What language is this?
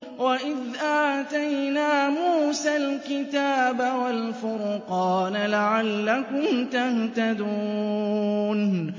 Arabic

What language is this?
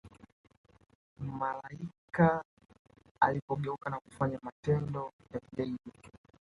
Swahili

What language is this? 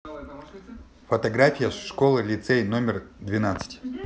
Russian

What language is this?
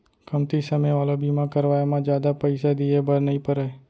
Chhattisgarhi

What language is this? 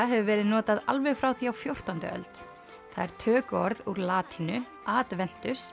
Icelandic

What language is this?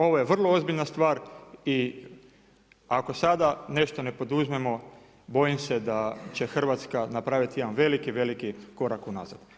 Croatian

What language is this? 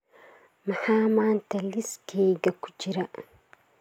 Somali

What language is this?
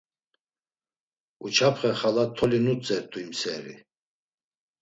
Laz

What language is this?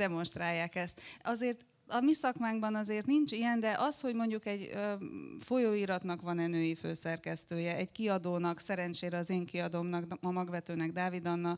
Hungarian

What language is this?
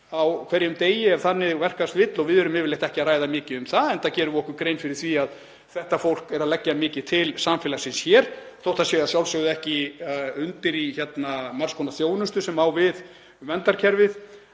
Icelandic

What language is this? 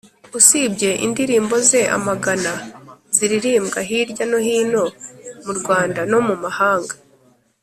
Kinyarwanda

